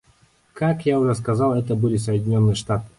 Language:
Russian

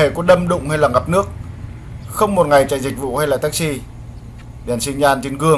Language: Vietnamese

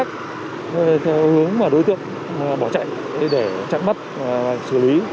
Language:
Vietnamese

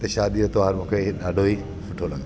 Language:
Sindhi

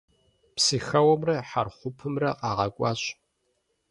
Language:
Kabardian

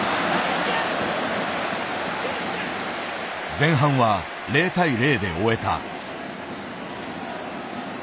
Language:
Japanese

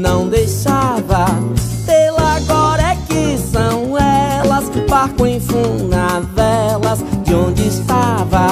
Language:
Portuguese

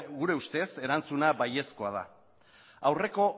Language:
Basque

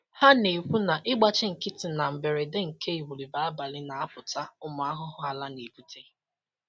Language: Igbo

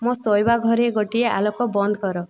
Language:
Odia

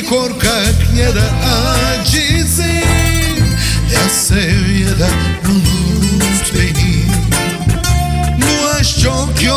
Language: Turkish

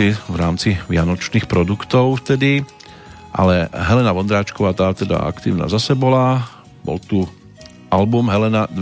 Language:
Slovak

